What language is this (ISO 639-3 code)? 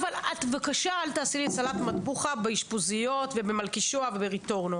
heb